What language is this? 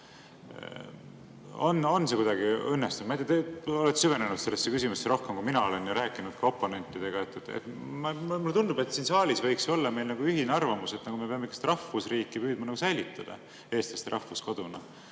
Estonian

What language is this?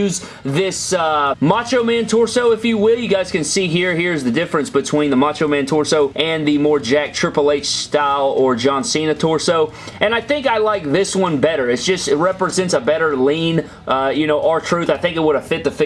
English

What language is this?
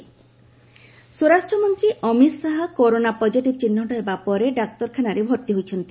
Odia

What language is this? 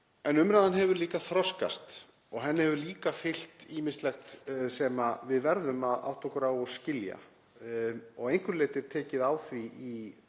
Icelandic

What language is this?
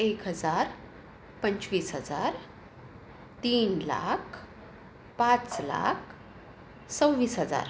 Marathi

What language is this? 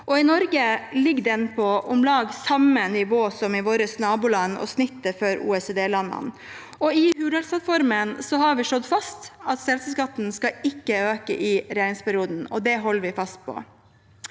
Norwegian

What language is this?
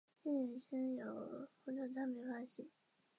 Chinese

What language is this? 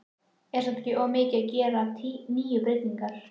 Icelandic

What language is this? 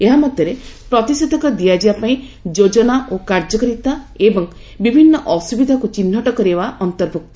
Odia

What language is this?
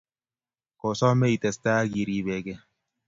Kalenjin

